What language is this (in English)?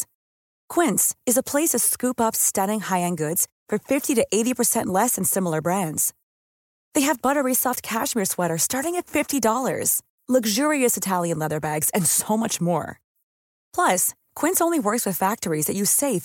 Filipino